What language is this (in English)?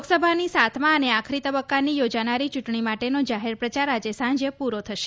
Gujarati